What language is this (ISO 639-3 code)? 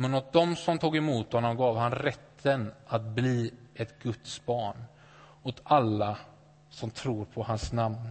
swe